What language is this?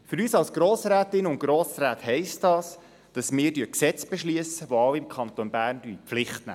Swiss German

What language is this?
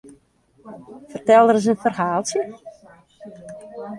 Western Frisian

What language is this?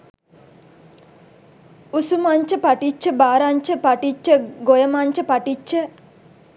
Sinhala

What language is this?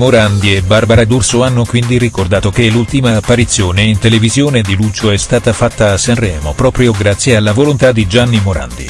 Italian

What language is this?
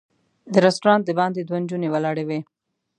Pashto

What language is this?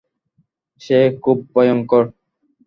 Bangla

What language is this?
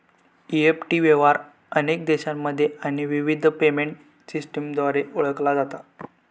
Marathi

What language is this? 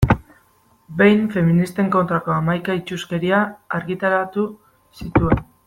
Basque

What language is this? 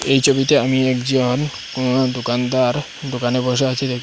Bangla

